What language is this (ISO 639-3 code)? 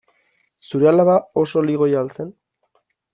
eus